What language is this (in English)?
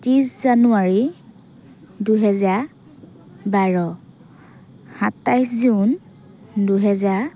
Assamese